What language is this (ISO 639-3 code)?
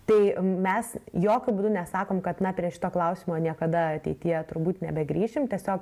lit